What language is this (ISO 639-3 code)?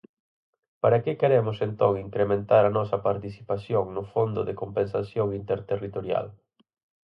glg